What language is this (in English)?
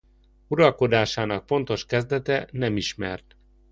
Hungarian